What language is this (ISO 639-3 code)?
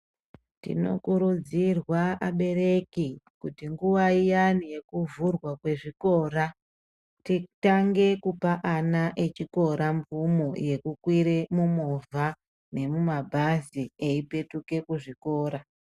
ndc